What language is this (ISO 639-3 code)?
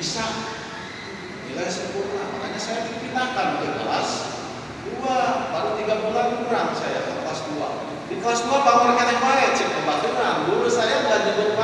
ind